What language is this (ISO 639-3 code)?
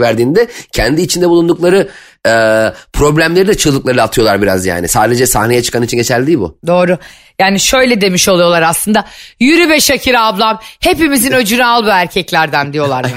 tur